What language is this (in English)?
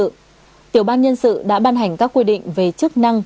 Vietnamese